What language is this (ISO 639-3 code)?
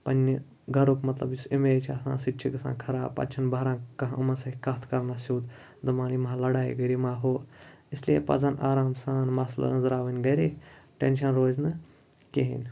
kas